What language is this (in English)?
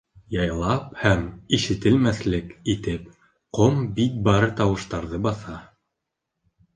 Bashkir